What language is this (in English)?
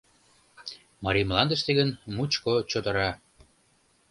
Mari